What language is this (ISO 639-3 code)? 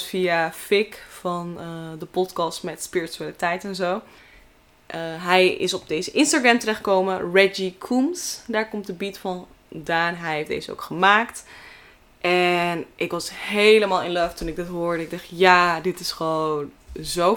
nld